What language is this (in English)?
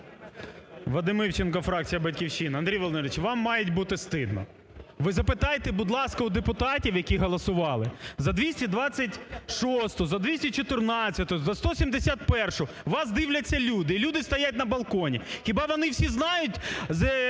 Ukrainian